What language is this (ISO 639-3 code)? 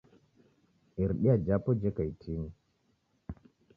dav